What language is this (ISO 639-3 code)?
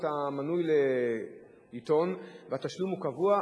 heb